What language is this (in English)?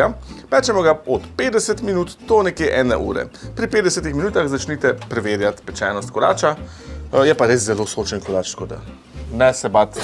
Slovenian